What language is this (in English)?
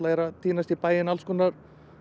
Icelandic